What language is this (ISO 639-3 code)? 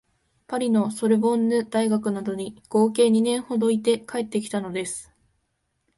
jpn